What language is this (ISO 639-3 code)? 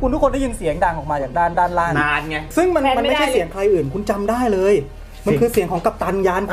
tha